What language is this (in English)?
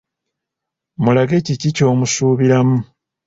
Ganda